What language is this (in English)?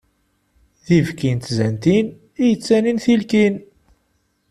Kabyle